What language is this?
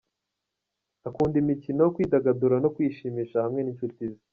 Kinyarwanda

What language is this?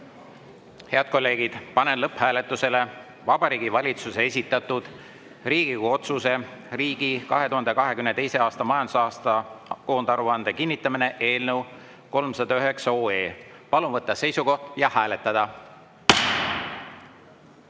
Estonian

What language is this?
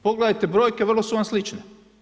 Croatian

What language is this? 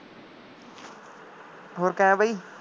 Punjabi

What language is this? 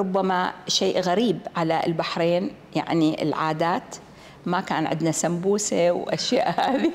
Arabic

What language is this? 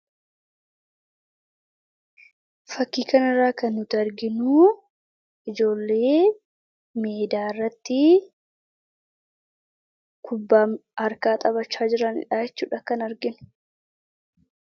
Oromo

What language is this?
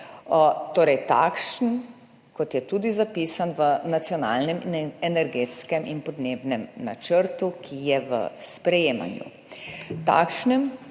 Slovenian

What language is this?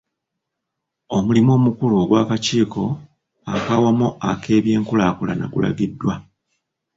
Ganda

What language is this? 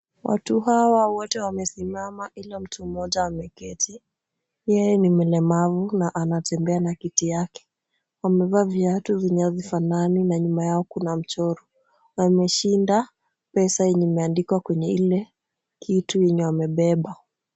Swahili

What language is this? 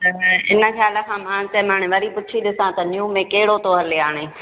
Sindhi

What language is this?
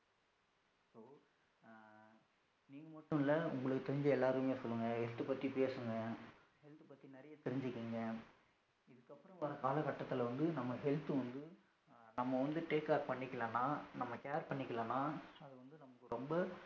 Tamil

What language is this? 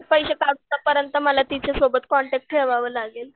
Marathi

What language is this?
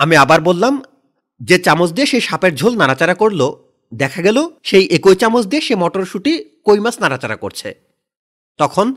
Bangla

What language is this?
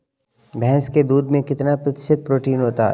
Hindi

